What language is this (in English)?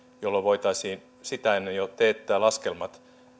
Finnish